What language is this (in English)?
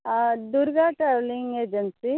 Konkani